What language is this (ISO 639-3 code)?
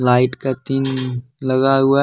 hin